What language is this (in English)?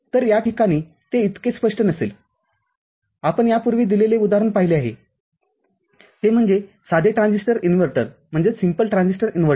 Marathi